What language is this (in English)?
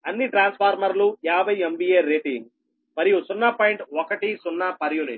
Telugu